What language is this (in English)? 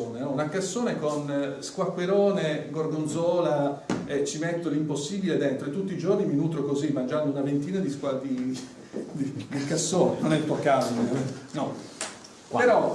Italian